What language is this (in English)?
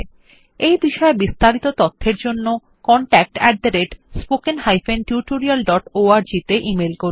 Bangla